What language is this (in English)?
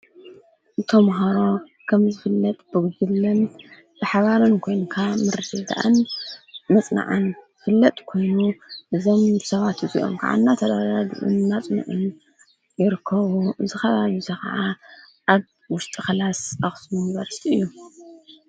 Tigrinya